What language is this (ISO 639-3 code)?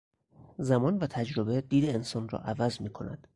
fas